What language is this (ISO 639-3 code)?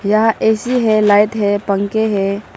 hin